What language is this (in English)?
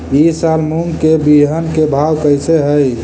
Magahi